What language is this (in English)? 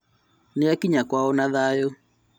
Kikuyu